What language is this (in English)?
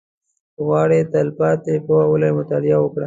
Pashto